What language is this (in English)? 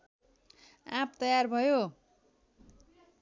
Nepali